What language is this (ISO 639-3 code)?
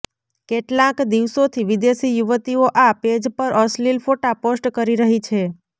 guj